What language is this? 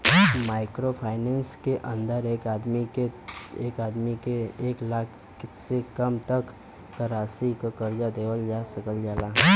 Bhojpuri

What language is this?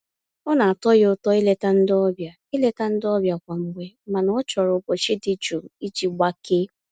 Igbo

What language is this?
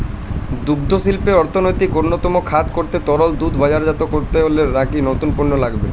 Bangla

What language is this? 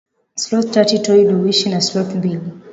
Swahili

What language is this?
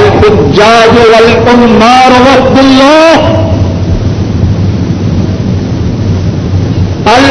Urdu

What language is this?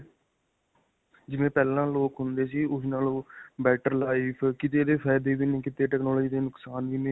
Punjabi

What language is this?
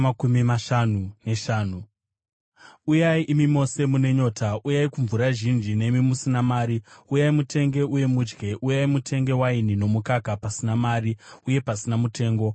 Shona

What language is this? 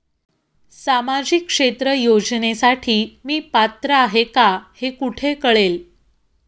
Marathi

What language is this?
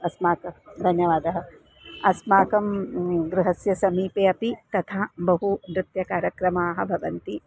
Sanskrit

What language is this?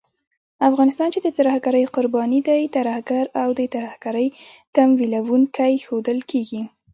Pashto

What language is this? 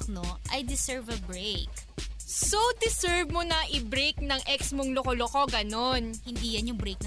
Filipino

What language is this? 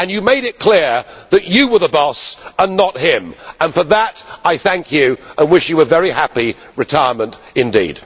English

